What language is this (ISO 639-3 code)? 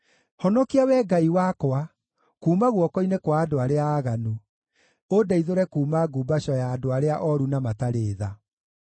kik